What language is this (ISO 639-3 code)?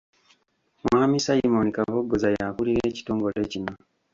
lug